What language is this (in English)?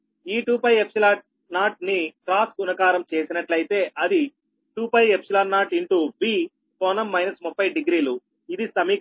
Telugu